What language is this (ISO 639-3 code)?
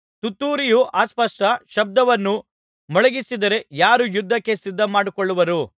kan